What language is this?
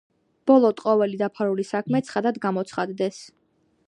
Georgian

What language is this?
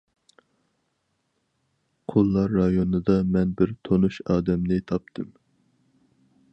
Uyghur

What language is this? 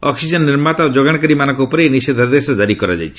Odia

